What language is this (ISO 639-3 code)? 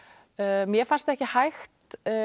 isl